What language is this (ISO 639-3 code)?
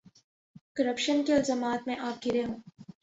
urd